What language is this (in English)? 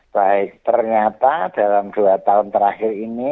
Indonesian